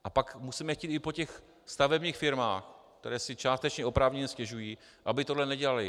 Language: Czech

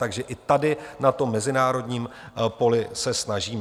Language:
Czech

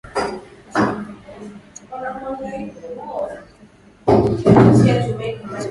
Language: Swahili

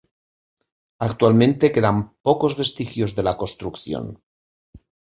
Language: Spanish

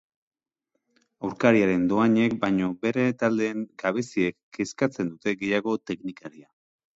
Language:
Basque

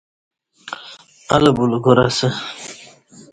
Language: Kati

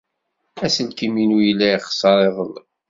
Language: Kabyle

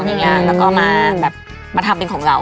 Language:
Thai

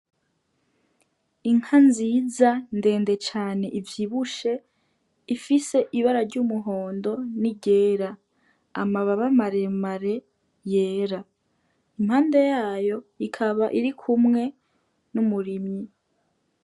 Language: Rundi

